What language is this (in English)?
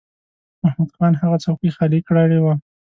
Pashto